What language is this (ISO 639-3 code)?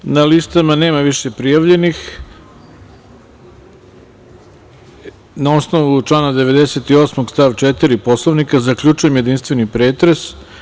srp